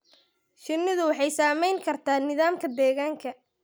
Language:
Somali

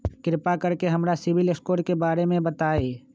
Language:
Magahi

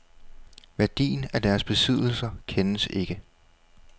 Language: Danish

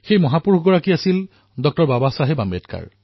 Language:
Assamese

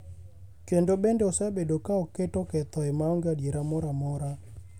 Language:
Luo (Kenya and Tanzania)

